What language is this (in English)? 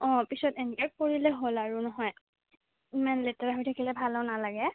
Assamese